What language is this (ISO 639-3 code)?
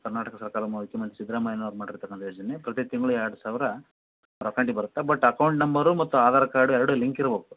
kan